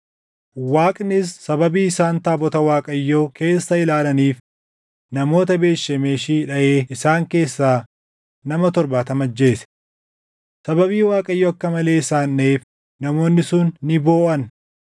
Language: Oromo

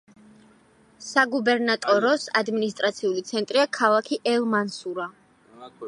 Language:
Georgian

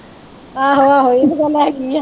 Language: Punjabi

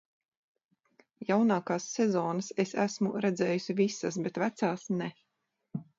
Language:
Latvian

